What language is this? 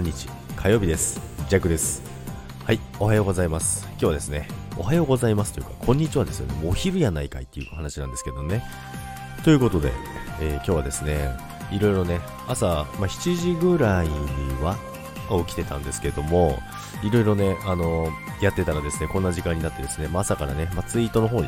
Japanese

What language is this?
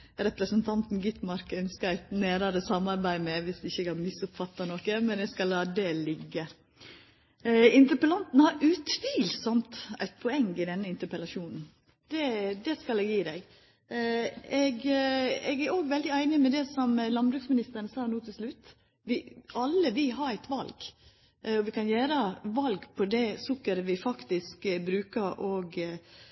Norwegian Nynorsk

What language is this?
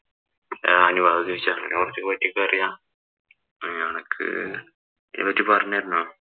Malayalam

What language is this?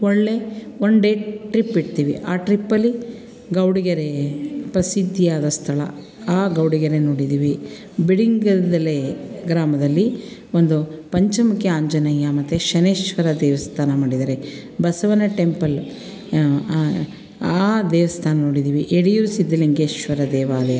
Kannada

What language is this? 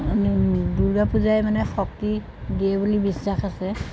Assamese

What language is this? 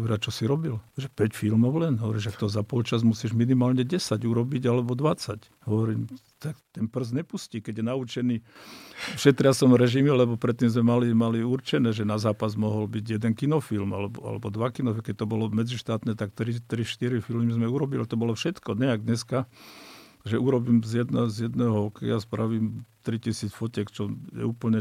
Slovak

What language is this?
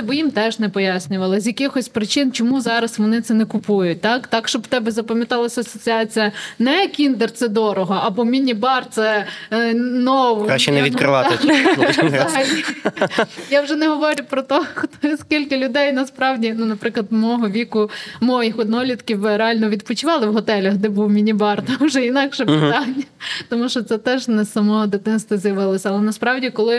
Ukrainian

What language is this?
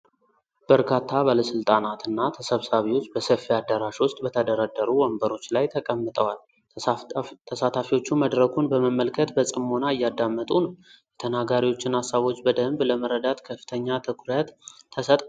Amharic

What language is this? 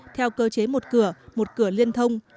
Vietnamese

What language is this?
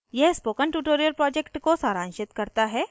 Hindi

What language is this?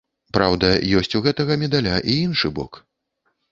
Belarusian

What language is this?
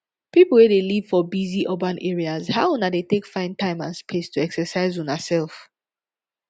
Nigerian Pidgin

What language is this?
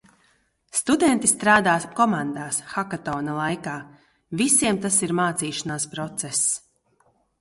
Latvian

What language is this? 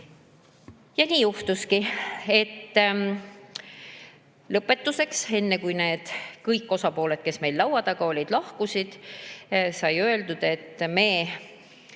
Estonian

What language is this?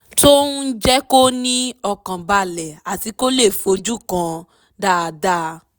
Yoruba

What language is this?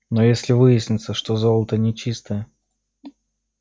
Russian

